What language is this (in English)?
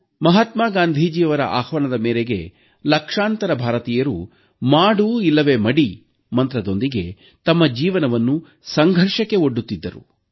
Kannada